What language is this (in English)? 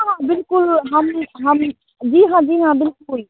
Hindi